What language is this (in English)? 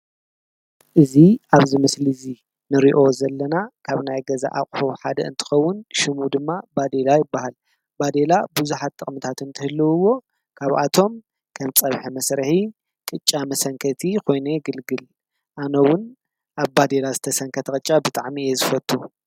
Tigrinya